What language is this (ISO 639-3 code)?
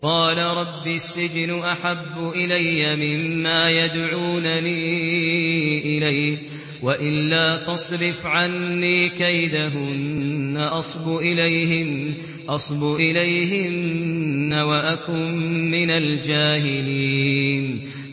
ara